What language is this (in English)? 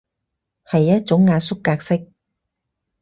Cantonese